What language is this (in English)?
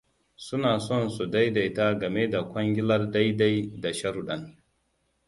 Hausa